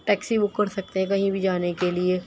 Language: Urdu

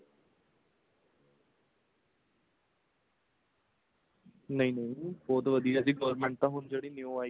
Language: Punjabi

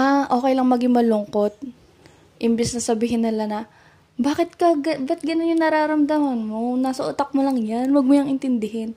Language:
Filipino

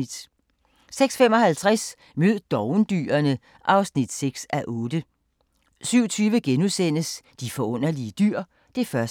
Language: Danish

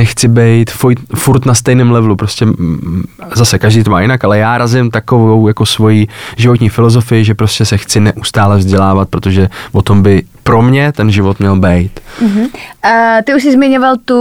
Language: Czech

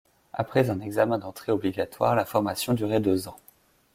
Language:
French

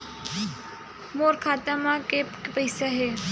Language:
Chhattisgarhi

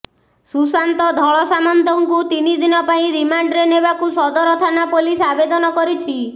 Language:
Odia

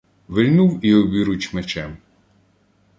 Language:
Ukrainian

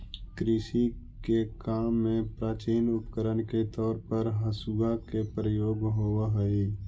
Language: Magahi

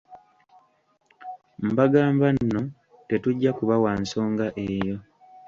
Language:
Ganda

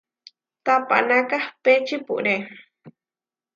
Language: Huarijio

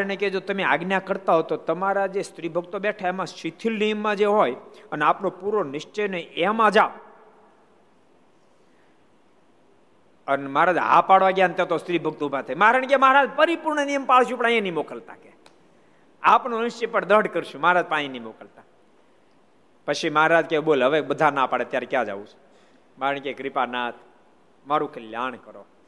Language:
Gujarati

